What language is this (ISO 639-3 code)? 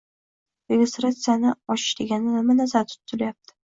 uzb